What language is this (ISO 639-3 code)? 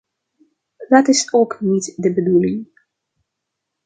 nld